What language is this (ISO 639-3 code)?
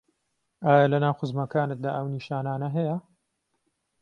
ckb